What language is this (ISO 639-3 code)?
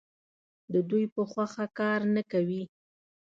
pus